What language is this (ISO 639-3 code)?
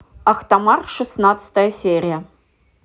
rus